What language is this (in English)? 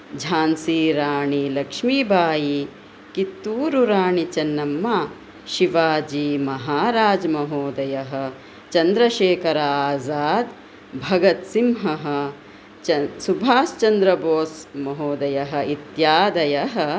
Sanskrit